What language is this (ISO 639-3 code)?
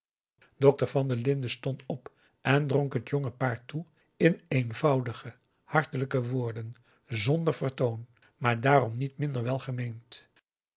nld